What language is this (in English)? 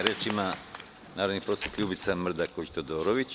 Serbian